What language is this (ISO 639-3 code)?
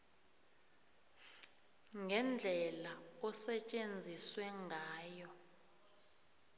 nbl